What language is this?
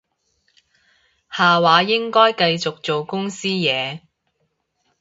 Cantonese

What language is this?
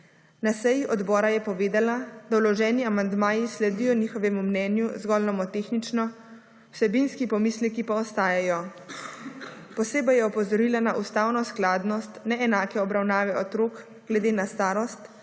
Slovenian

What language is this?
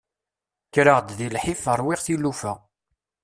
Kabyle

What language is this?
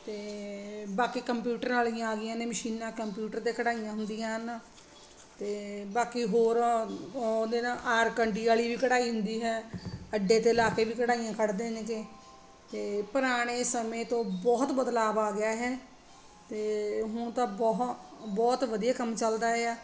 Punjabi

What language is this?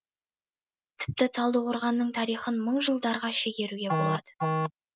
Kazakh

